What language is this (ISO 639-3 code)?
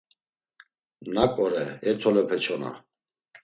lzz